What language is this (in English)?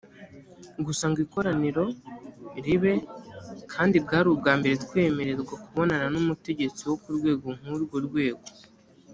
Kinyarwanda